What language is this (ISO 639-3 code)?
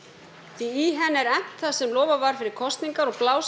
isl